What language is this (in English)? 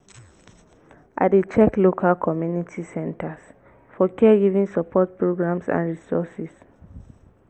Nigerian Pidgin